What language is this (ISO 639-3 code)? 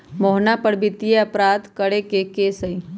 mag